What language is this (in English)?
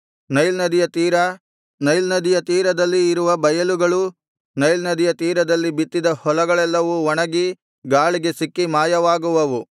Kannada